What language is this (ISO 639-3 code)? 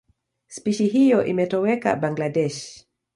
swa